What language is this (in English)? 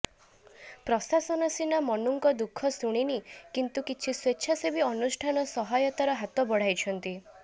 Odia